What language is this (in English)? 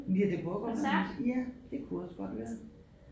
Danish